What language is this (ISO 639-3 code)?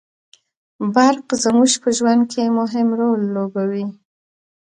pus